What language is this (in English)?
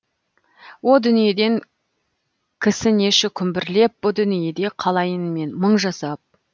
Kazakh